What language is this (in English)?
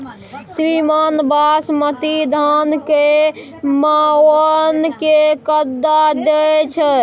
Maithili